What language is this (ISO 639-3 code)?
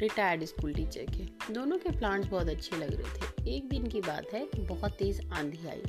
hin